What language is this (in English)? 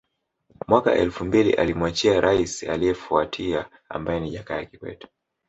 Swahili